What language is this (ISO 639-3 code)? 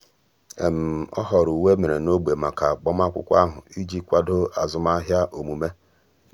ibo